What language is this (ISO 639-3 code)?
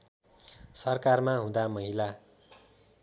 nep